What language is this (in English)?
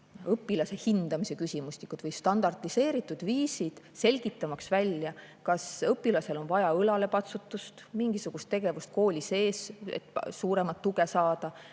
Estonian